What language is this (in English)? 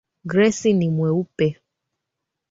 Swahili